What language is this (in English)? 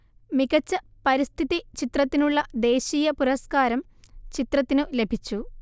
Malayalam